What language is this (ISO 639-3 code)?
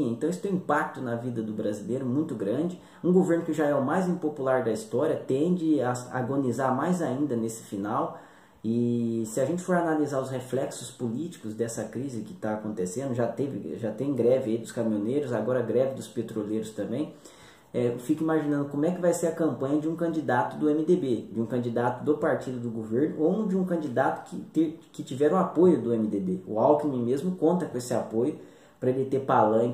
por